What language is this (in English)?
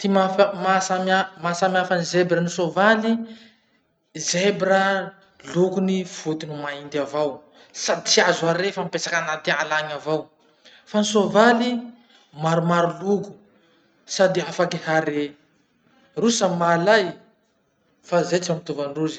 Masikoro Malagasy